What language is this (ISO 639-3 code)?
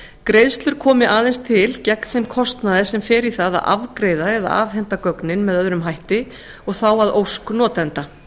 isl